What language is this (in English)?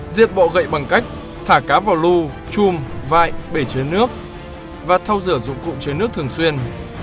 Vietnamese